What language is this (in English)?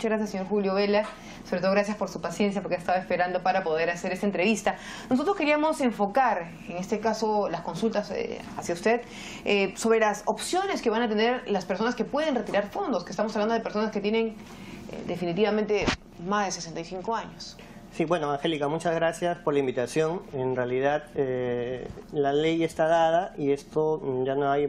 Spanish